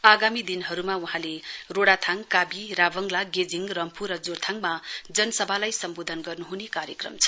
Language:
Nepali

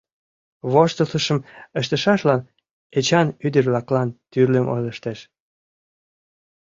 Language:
Mari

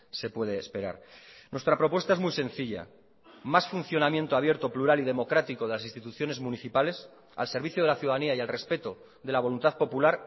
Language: Spanish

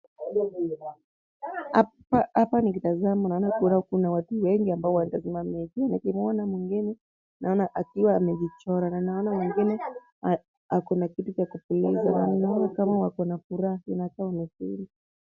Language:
Swahili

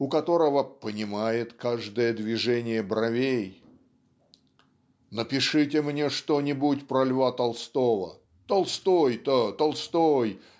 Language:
Russian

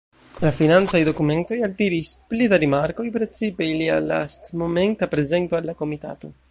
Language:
Esperanto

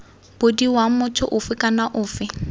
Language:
Tswana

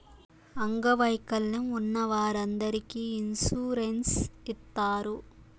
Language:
Telugu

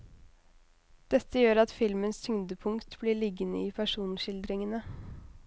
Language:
Norwegian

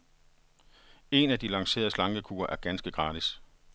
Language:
Danish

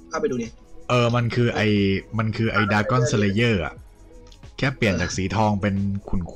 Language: Thai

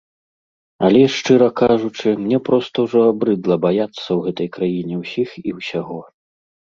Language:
Belarusian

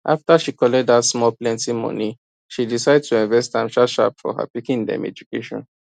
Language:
Nigerian Pidgin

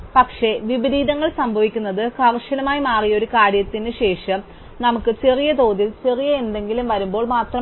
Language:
Malayalam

